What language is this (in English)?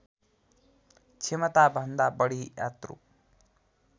Nepali